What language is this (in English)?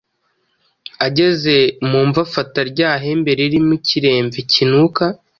Kinyarwanda